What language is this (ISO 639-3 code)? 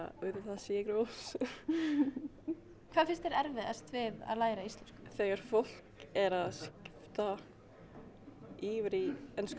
isl